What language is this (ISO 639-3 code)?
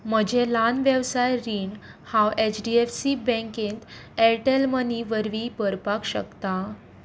kok